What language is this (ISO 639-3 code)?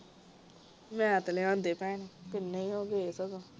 pan